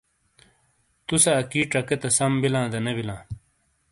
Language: Shina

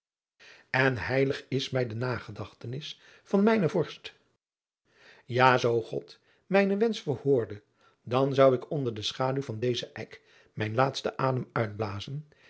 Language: Dutch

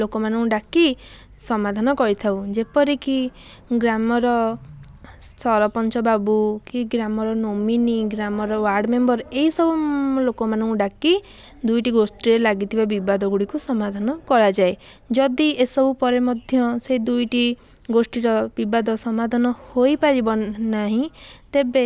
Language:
Odia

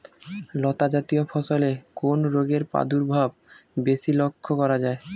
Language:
Bangla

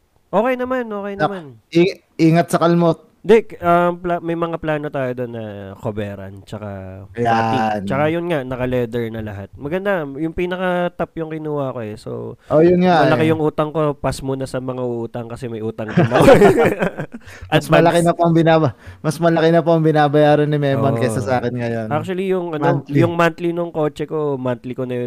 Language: Filipino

